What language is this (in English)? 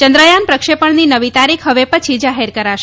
Gujarati